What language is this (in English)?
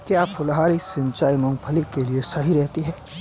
Hindi